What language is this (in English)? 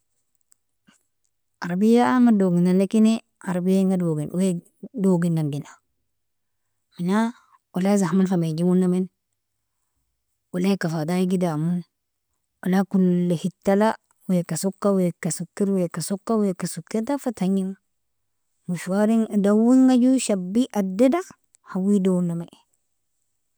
Nobiin